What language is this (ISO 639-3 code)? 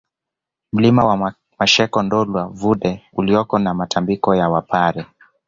swa